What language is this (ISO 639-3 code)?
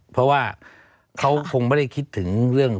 tha